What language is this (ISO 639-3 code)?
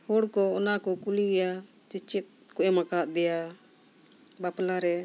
sat